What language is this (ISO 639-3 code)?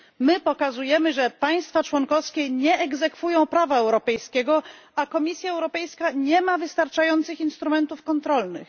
pol